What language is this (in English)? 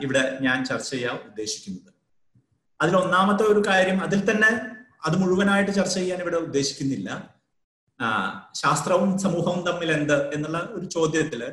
Malayalam